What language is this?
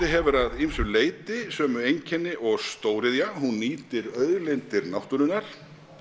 Icelandic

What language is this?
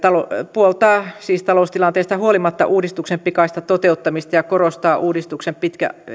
Finnish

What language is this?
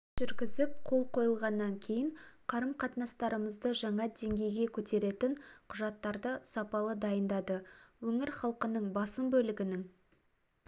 Kazakh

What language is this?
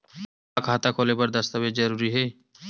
Chhattisgarhi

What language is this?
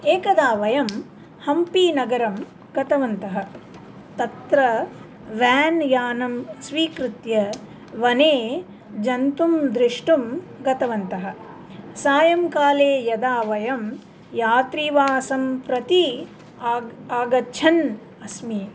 Sanskrit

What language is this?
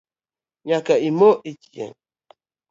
Luo (Kenya and Tanzania)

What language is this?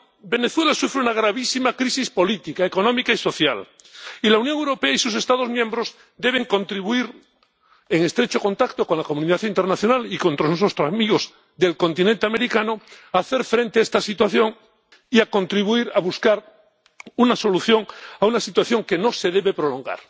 Spanish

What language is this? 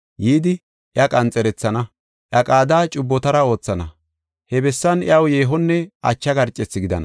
Gofa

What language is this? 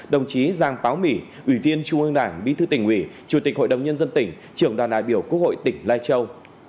Vietnamese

